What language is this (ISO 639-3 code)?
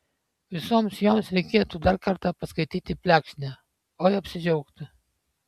lit